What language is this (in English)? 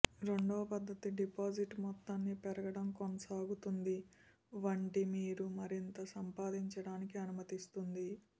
Telugu